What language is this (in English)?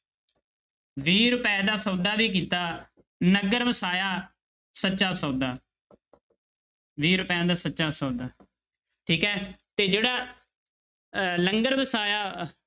Punjabi